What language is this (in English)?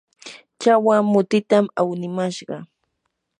Yanahuanca Pasco Quechua